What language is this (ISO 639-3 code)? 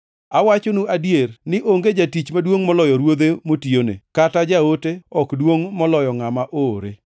luo